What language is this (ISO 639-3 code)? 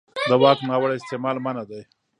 pus